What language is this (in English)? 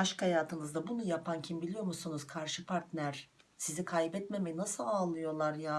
Turkish